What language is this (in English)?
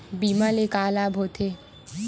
Chhattisgarhi